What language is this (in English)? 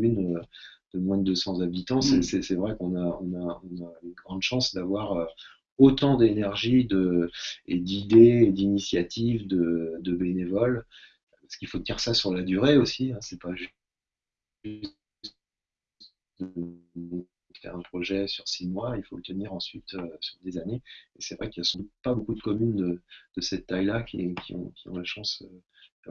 French